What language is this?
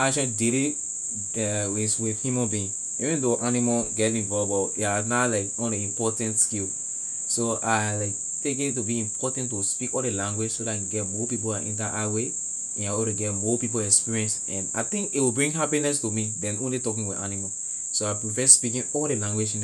Liberian English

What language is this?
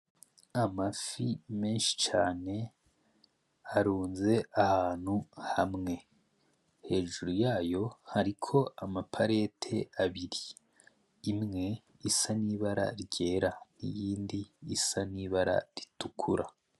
Rundi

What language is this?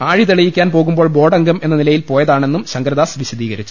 Malayalam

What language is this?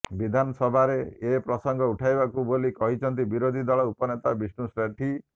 Odia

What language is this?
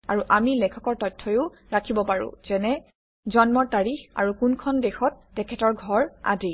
Assamese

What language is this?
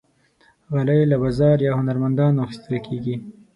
Pashto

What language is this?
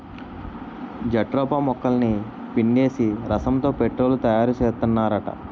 Telugu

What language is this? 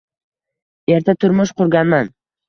Uzbek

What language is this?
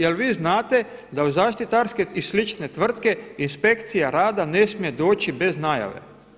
Croatian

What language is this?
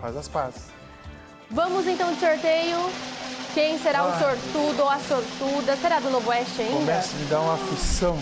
Portuguese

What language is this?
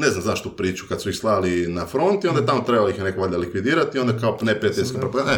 Croatian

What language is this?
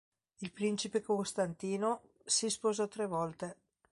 Italian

